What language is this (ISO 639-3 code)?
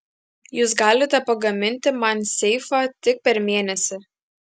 lit